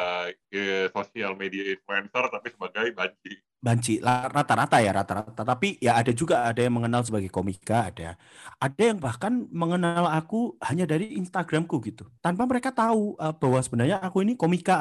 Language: Indonesian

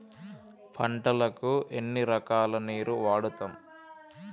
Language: Telugu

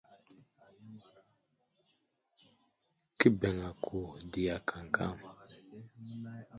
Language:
Wuzlam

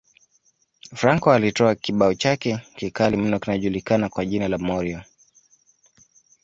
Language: Swahili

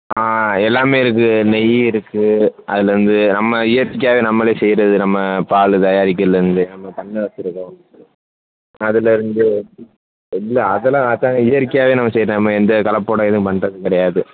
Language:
Tamil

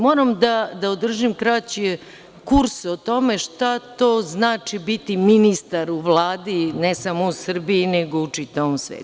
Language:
Serbian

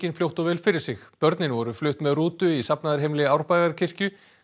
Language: Icelandic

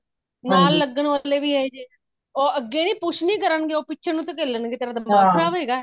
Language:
Punjabi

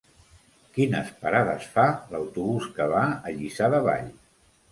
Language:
Catalan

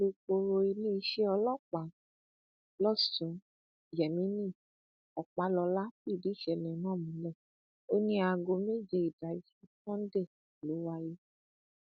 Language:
Yoruba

